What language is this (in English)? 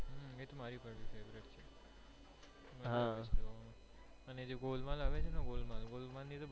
Gujarati